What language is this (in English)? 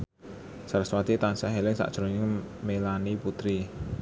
Javanese